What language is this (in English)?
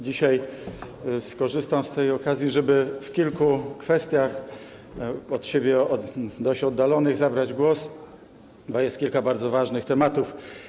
Polish